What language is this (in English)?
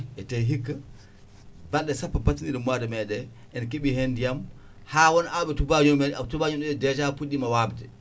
Fula